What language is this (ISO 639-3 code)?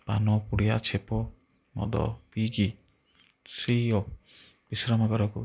ori